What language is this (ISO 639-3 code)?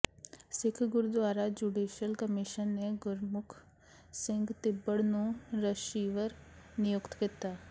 pan